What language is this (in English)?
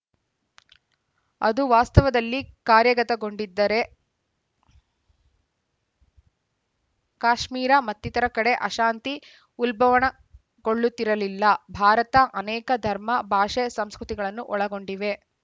Kannada